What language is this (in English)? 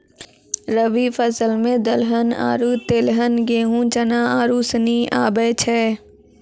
Maithili